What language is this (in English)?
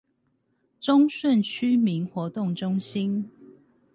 Chinese